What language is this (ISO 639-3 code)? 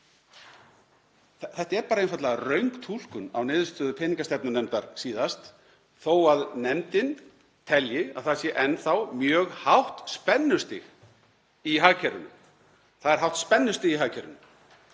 isl